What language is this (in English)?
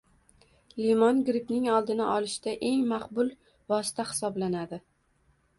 Uzbek